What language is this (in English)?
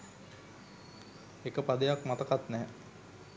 Sinhala